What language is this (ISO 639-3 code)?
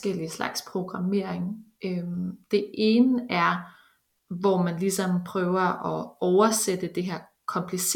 dan